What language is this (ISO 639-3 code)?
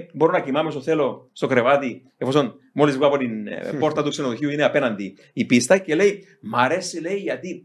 ell